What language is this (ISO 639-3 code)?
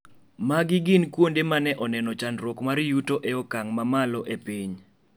luo